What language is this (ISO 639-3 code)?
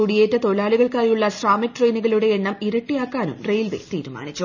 mal